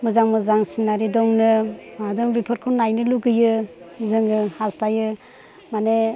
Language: Bodo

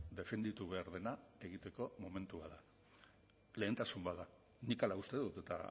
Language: Basque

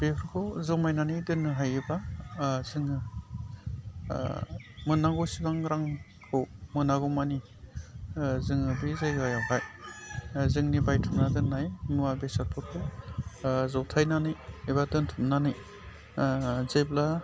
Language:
Bodo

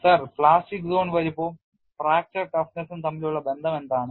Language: Malayalam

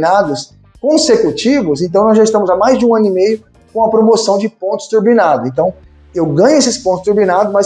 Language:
Portuguese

